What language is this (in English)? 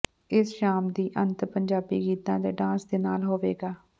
Punjabi